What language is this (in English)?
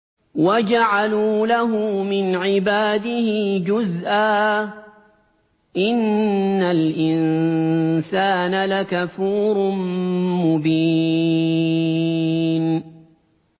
Arabic